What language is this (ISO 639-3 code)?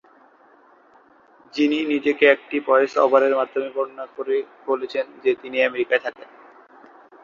ben